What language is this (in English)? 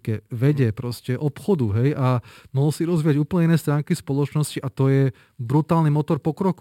Slovak